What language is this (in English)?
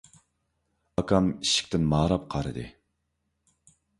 Uyghur